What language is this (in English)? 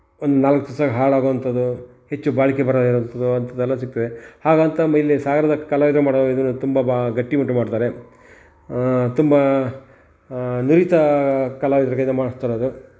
Kannada